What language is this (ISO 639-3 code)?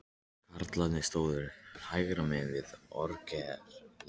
isl